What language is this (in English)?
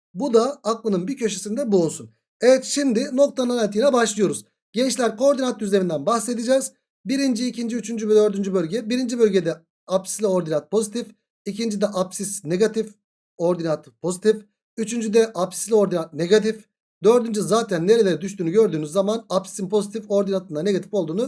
Turkish